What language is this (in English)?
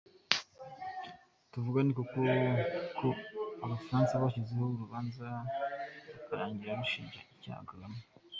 Kinyarwanda